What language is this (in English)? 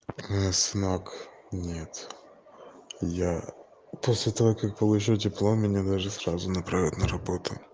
Russian